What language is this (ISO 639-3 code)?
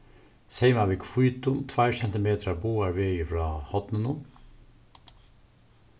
fao